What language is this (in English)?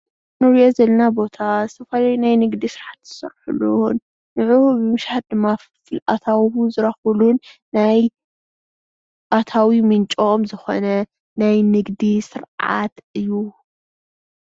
Tigrinya